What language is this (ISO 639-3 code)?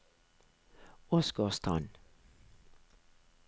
nor